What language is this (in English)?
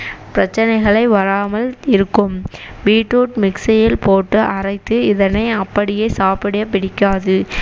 Tamil